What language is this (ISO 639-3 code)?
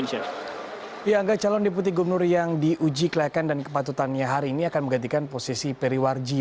ind